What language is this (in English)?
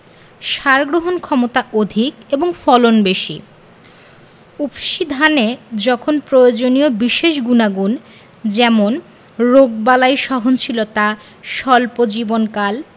Bangla